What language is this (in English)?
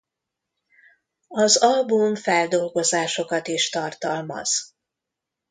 Hungarian